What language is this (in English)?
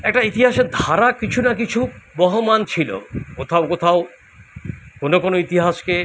Bangla